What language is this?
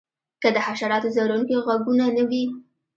Pashto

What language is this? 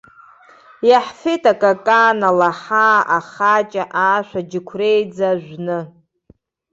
Abkhazian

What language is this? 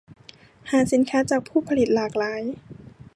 Thai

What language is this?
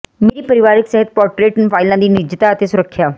Punjabi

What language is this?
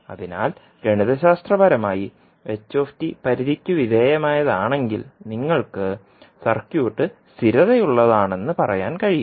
Malayalam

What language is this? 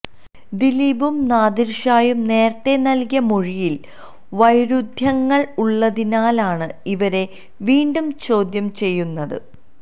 Malayalam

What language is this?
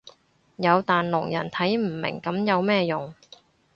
Cantonese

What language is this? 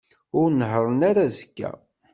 Kabyle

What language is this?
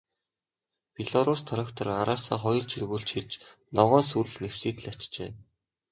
Mongolian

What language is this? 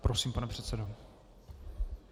Czech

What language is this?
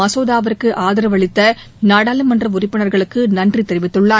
Tamil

